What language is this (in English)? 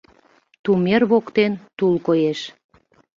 Mari